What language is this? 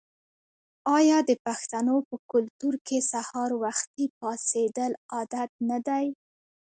Pashto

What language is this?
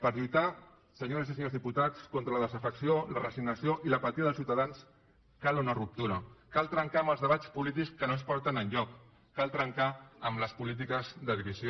Catalan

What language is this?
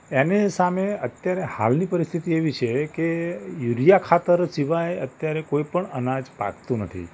Gujarati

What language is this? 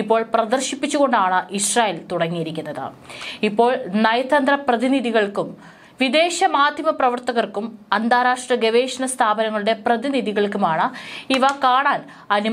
Malayalam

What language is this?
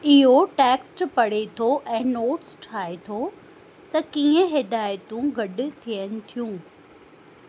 Sindhi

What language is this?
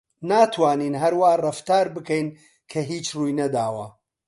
Central Kurdish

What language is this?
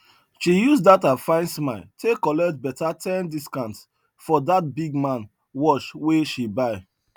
Nigerian Pidgin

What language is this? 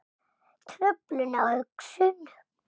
Icelandic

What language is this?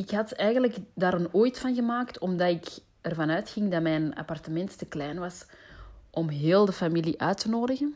Dutch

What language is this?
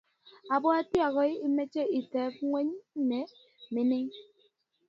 Kalenjin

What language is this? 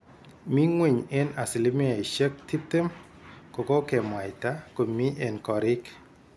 Kalenjin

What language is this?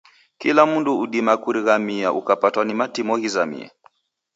Taita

